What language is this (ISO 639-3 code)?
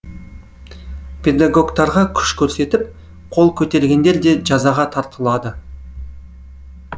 kaz